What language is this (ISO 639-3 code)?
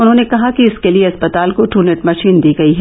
hin